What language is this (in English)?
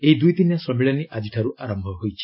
Odia